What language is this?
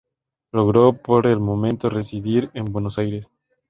Spanish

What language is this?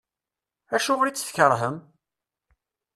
Kabyle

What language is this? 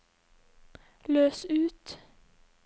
Norwegian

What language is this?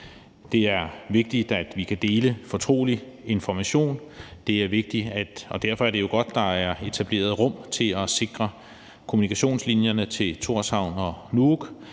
Danish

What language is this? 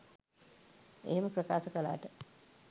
Sinhala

